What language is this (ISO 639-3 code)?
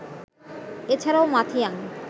ben